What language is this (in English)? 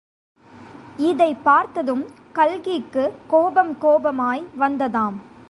Tamil